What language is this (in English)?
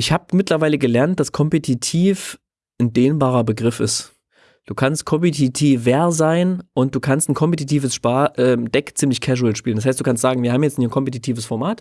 German